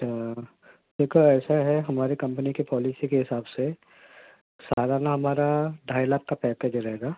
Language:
Urdu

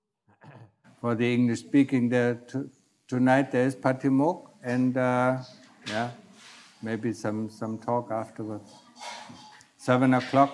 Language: Thai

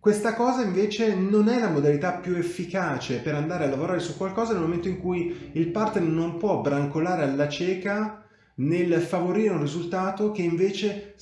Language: Italian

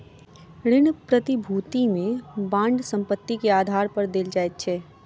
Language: Maithili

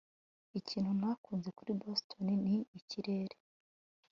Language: Kinyarwanda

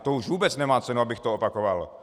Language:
Czech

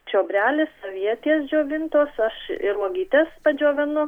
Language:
Lithuanian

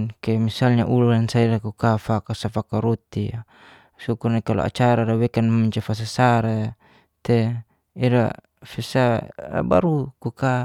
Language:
Geser-Gorom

